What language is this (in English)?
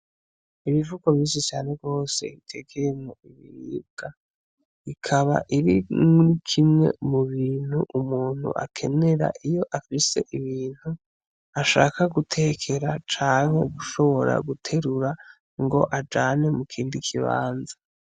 Rundi